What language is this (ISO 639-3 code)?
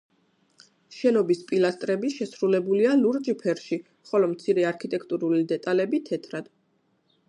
kat